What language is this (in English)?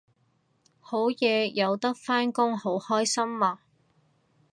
Cantonese